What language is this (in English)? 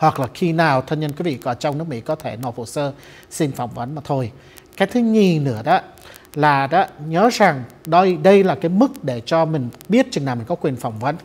Vietnamese